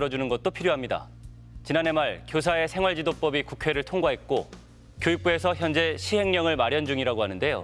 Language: Korean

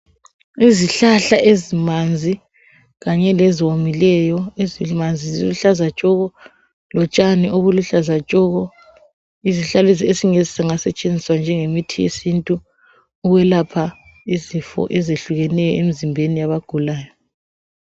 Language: North Ndebele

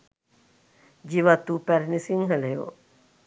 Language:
Sinhala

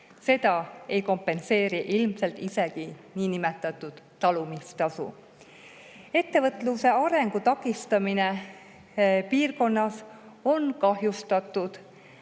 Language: Estonian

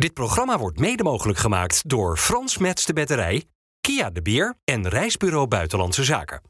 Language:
Dutch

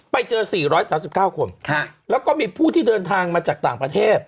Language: Thai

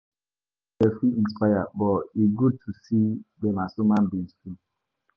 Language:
Nigerian Pidgin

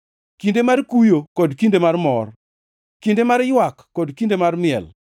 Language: Luo (Kenya and Tanzania)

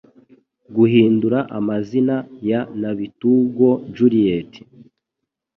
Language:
Kinyarwanda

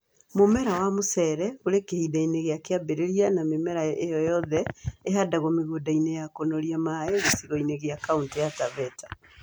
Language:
Kikuyu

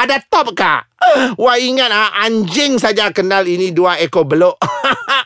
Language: Malay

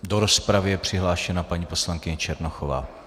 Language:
Czech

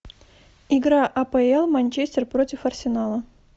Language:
Russian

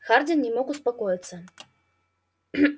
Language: Russian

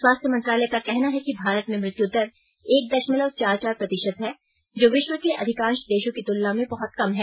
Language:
Hindi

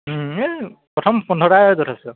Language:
Assamese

